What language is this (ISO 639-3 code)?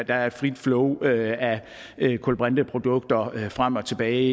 dan